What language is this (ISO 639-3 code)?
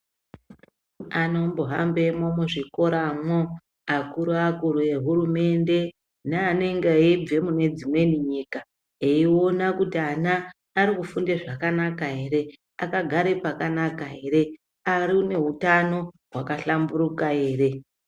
ndc